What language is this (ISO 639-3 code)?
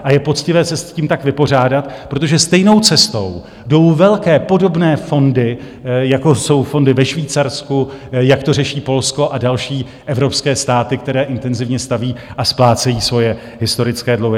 ces